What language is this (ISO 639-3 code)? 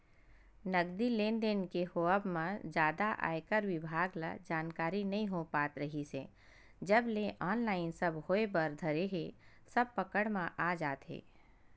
hne